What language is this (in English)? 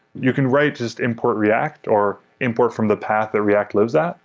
English